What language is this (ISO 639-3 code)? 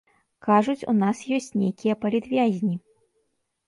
bel